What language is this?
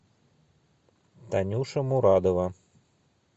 Russian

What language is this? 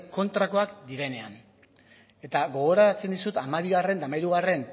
Basque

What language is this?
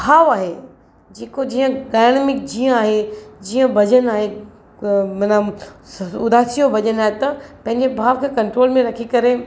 Sindhi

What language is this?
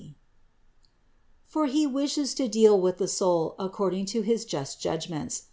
English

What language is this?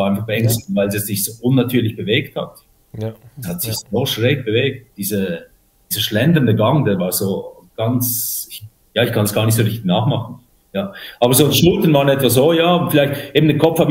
German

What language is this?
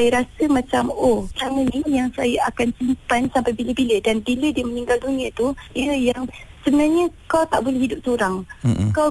Malay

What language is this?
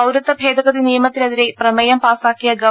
Malayalam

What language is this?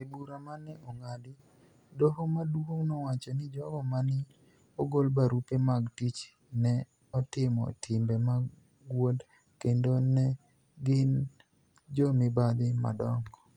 Luo (Kenya and Tanzania)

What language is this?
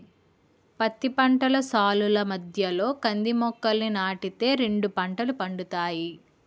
Telugu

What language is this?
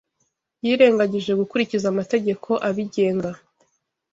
Kinyarwanda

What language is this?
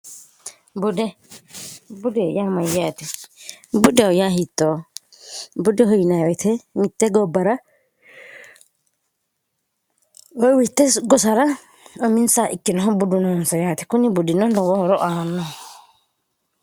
Sidamo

